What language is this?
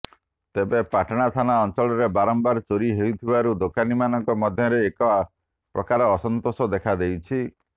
Odia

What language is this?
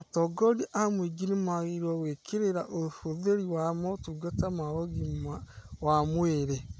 Kikuyu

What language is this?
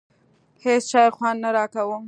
Pashto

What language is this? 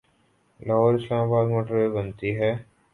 Urdu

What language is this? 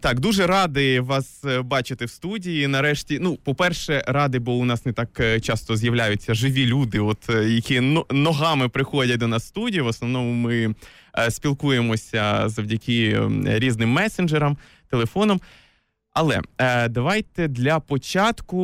Ukrainian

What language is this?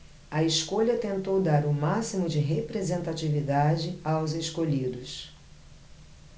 Portuguese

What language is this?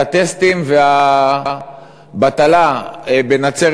Hebrew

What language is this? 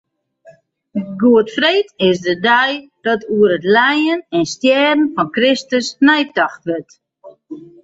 Western Frisian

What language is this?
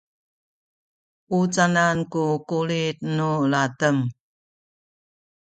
Sakizaya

